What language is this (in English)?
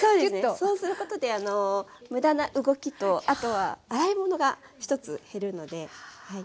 Japanese